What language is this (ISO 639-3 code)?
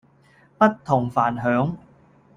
yue